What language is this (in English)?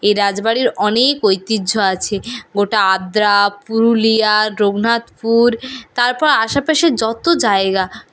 Bangla